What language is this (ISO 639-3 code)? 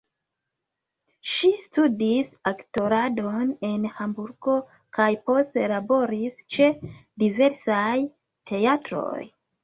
epo